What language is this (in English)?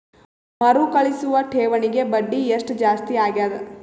Kannada